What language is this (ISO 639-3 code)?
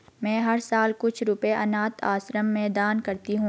hin